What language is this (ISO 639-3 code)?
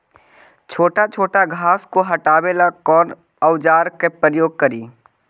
mag